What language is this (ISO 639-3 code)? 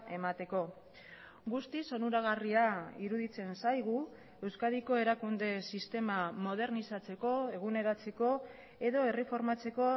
eus